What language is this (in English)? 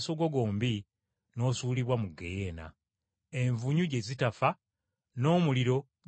Ganda